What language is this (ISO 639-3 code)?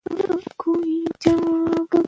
pus